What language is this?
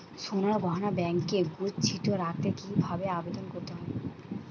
Bangla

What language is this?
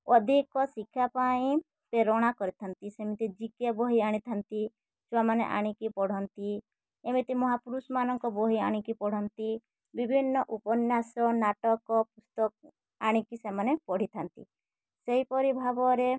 Odia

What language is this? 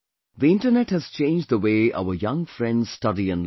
English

